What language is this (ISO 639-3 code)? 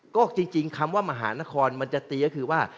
tha